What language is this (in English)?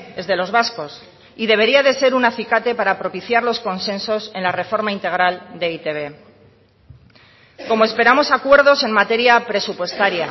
Spanish